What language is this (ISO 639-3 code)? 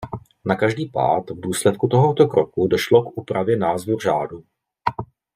ces